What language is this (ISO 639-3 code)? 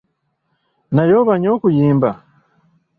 lug